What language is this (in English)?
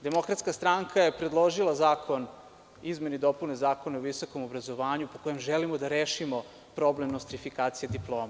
Serbian